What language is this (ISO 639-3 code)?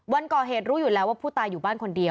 tha